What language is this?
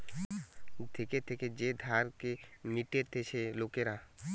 Bangla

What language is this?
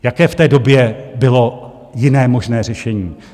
Czech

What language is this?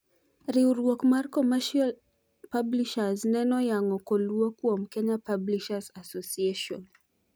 Luo (Kenya and Tanzania)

